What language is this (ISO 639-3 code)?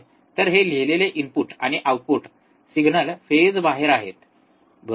mar